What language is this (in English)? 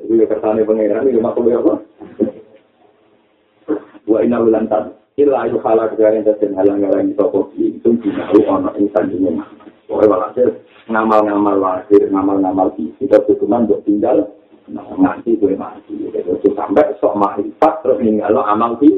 Malay